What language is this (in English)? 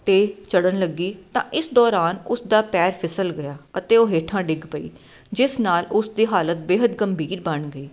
Punjabi